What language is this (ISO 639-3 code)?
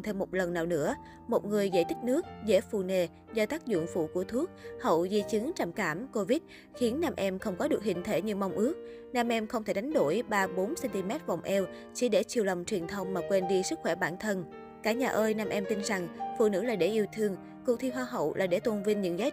vie